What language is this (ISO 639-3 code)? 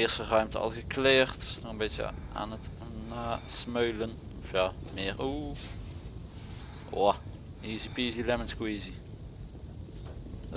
nld